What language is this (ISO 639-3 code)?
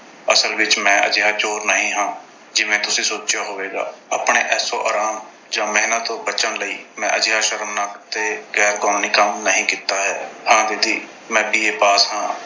pan